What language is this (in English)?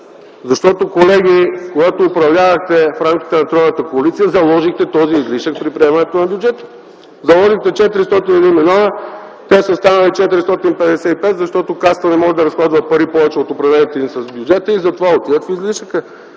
Bulgarian